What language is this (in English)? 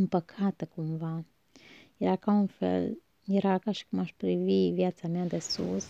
Romanian